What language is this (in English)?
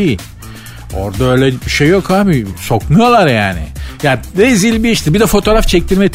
Turkish